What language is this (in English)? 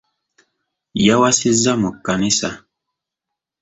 Ganda